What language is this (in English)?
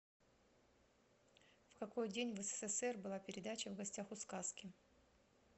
Russian